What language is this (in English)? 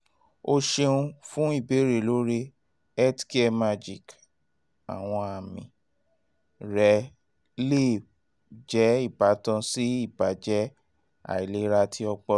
Yoruba